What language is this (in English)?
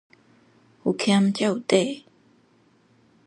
Min Nan Chinese